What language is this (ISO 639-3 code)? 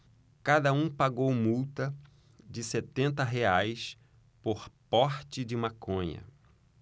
por